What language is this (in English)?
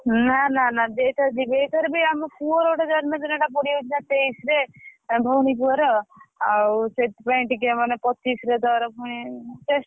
Odia